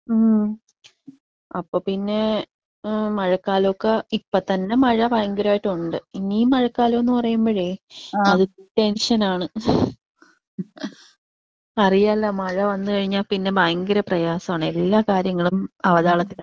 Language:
Malayalam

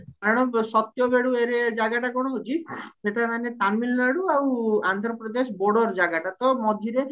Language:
Odia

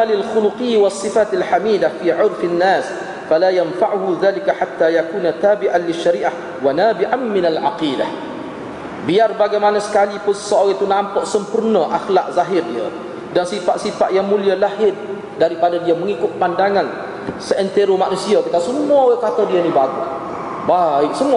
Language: Malay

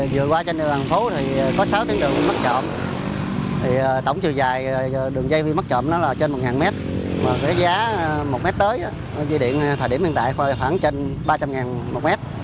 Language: Vietnamese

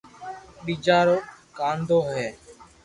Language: Loarki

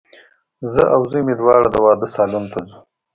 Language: Pashto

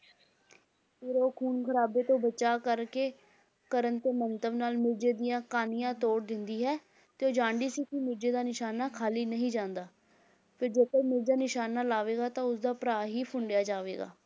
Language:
Punjabi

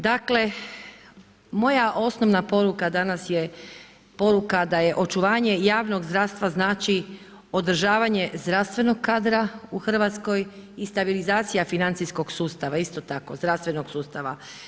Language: Croatian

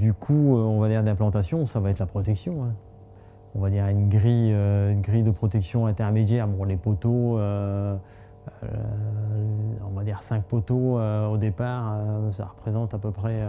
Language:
French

